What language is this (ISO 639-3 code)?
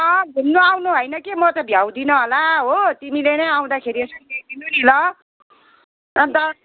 nep